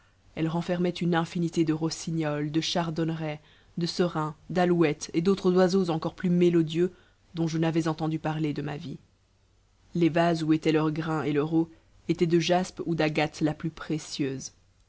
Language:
French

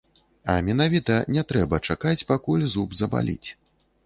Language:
Belarusian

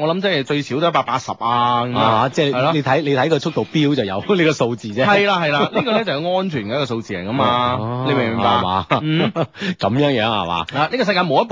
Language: Chinese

